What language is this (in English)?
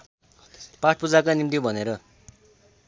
Nepali